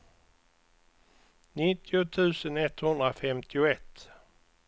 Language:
Swedish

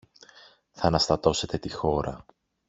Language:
Greek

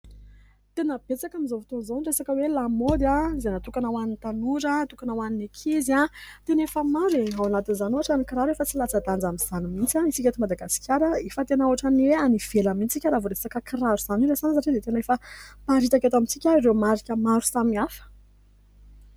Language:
Malagasy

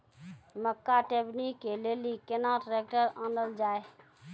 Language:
Maithili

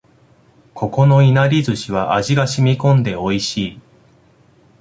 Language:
Japanese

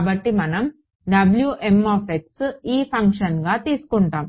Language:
Telugu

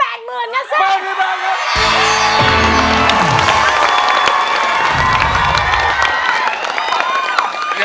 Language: Thai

